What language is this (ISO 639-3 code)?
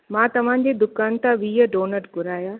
snd